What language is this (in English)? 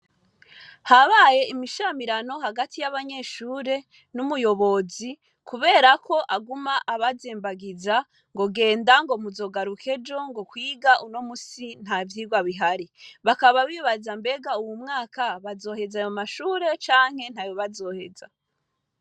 Rundi